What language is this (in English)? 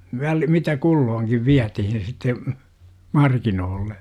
Finnish